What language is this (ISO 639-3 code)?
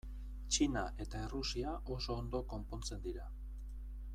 eus